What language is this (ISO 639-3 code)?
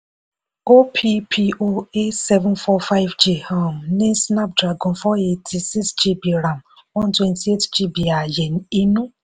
yor